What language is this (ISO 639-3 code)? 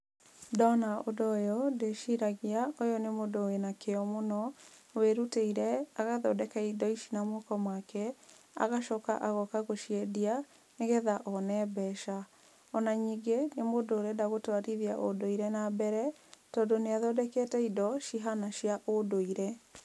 kik